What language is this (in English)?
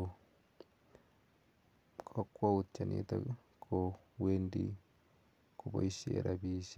Kalenjin